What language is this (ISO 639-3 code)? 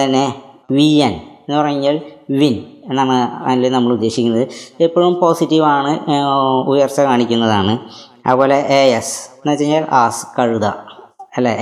mal